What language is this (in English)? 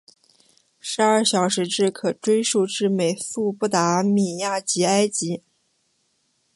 Chinese